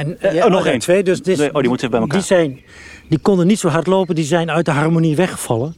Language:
Dutch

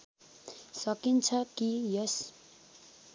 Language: Nepali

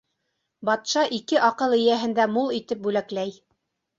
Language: Bashkir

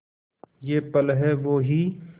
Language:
Hindi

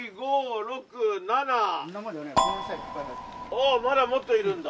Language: Japanese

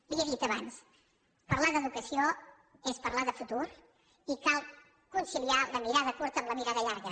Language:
Catalan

